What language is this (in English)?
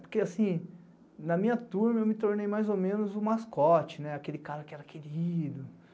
Portuguese